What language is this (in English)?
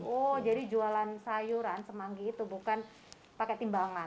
Indonesian